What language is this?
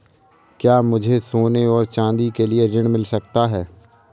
Hindi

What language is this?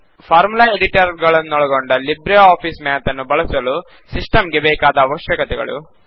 Kannada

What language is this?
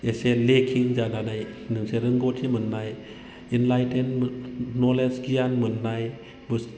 Bodo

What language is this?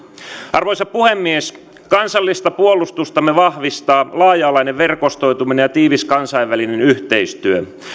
Finnish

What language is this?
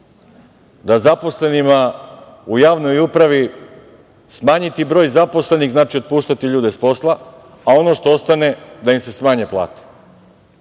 Serbian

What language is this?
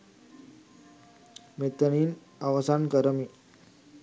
Sinhala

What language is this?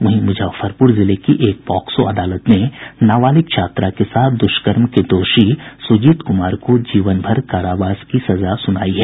Hindi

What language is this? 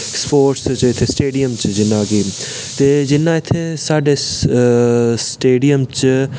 Dogri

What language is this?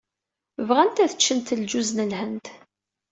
Kabyle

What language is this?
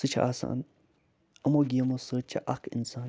Kashmiri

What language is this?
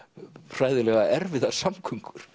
Icelandic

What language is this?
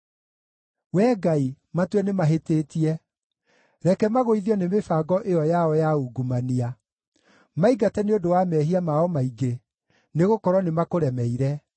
Kikuyu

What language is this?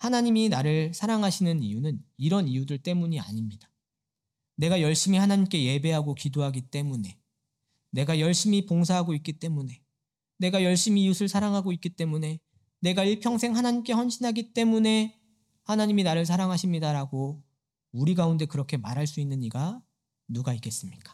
Korean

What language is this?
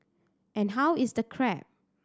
English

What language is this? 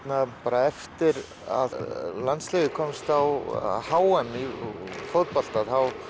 Icelandic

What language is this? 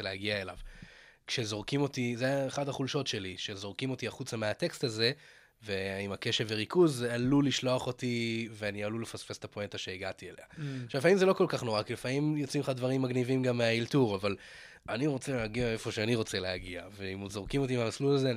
Hebrew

